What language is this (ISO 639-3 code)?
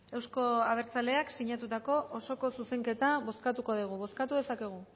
eus